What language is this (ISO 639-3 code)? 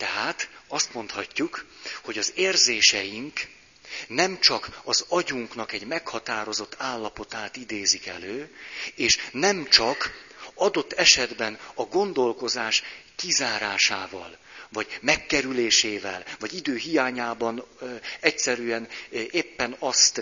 hun